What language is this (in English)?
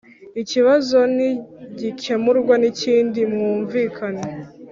Kinyarwanda